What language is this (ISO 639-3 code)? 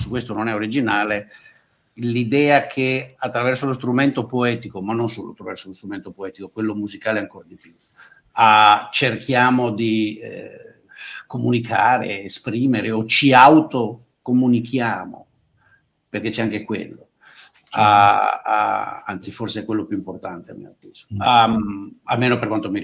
ita